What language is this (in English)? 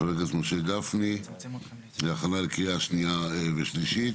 Hebrew